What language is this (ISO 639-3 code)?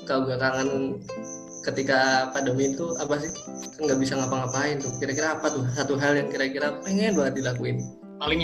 ind